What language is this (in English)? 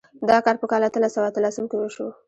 Pashto